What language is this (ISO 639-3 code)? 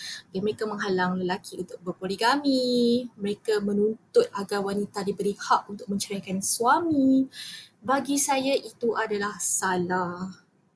msa